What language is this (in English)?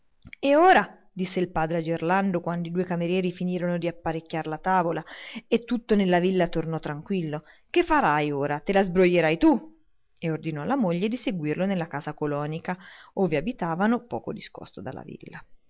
Italian